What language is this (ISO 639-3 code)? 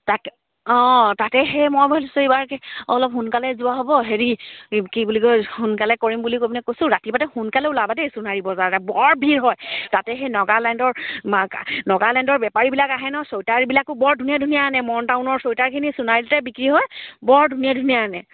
asm